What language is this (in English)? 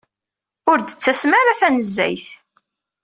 Kabyle